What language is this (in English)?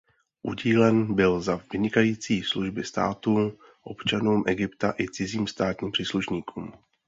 Czech